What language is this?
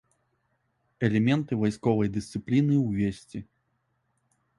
Belarusian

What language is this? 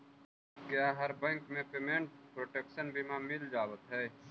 Magahi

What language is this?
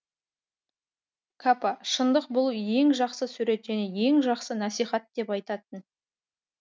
Kazakh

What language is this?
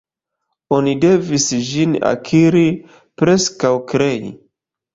Esperanto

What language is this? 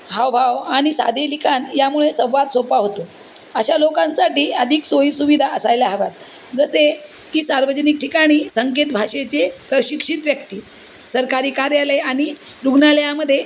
Marathi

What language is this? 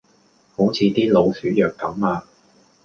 Cantonese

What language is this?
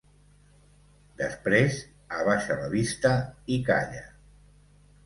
Catalan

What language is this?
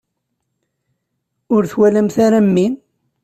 Kabyle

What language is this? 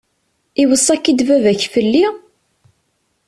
Kabyle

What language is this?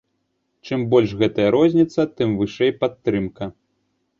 Belarusian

